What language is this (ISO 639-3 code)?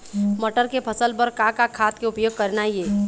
hne